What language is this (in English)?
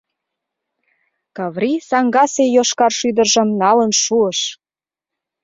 Mari